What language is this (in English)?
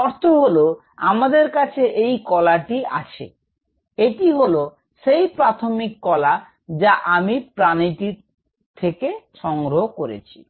Bangla